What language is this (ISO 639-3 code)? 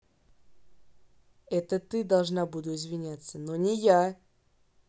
rus